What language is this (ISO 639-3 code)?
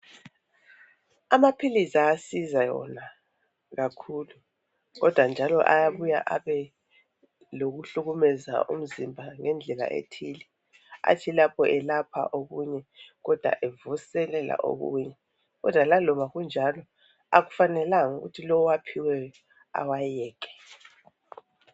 nde